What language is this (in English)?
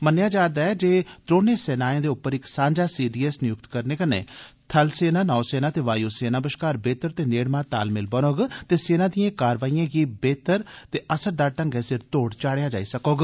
Dogri